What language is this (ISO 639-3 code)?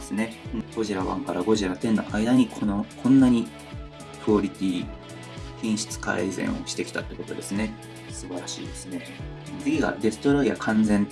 jpn